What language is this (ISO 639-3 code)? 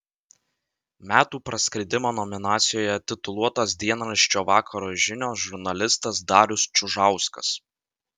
lit